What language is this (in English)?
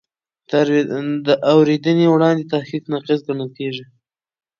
Pashto